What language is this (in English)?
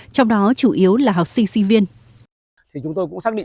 Vietnamese